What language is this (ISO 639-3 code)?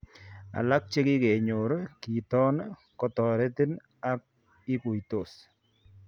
kln